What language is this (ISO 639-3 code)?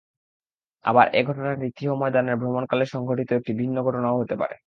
ben